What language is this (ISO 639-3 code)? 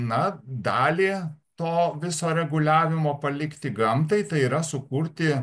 lit